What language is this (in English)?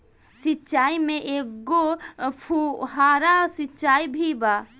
Bhojpuri